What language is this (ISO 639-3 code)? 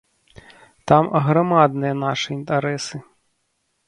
bel